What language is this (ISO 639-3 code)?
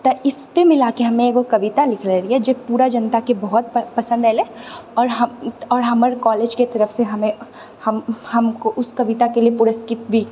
mai